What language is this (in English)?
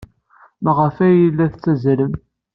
Kabyle